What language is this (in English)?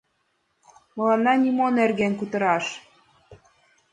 Mari